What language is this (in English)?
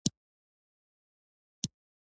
Pashto